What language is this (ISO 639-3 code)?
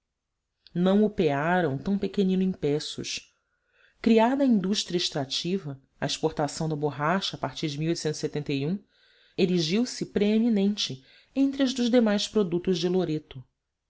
por